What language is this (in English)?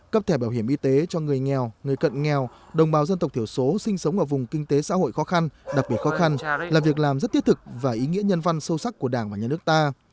Vietnamese